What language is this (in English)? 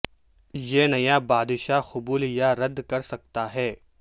Urdu